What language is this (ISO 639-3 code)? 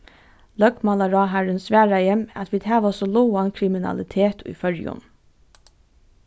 fao